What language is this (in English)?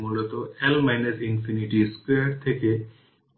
Bangla